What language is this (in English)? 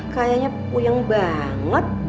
Indonesian